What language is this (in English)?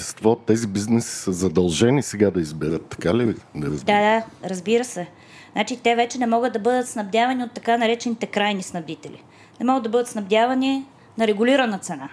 Bulgarian